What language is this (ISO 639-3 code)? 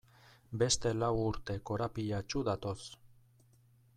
eus